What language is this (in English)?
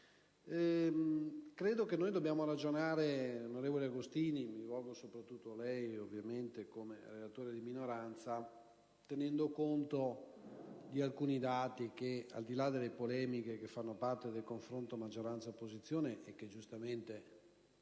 Italian